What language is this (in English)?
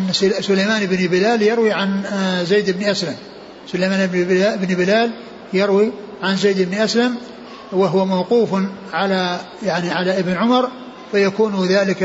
Arabic